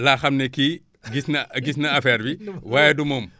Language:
Wolof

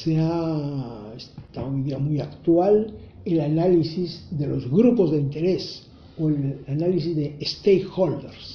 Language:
Spanish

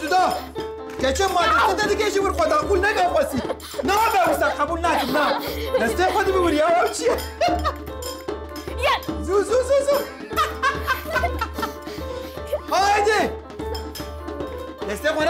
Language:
Arabic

